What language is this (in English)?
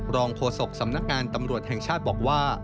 Thai